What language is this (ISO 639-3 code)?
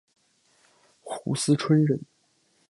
zho